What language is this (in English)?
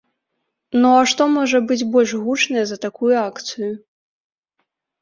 Belarusian